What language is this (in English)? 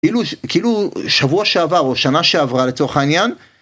Hebrew